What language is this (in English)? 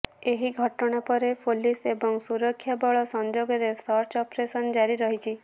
Odia